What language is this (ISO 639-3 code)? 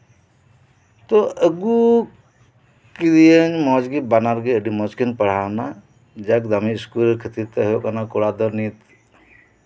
sat